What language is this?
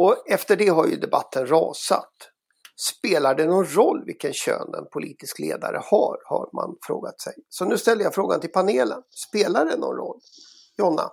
Swedish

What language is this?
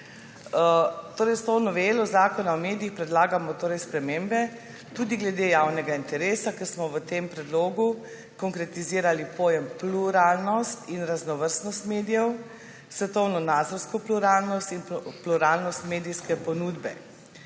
Slovenian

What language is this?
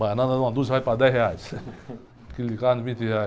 Portuguese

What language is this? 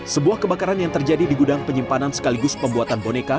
Indonesian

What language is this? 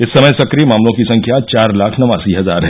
Hindi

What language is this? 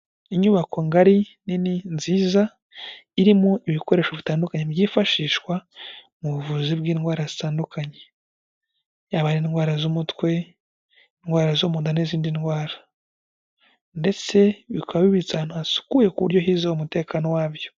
Kinyarwanda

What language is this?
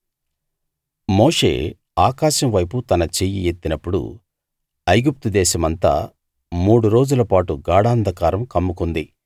Telugu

